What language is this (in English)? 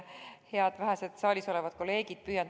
Estonian